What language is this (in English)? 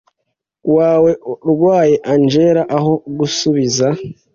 Kinyarwanda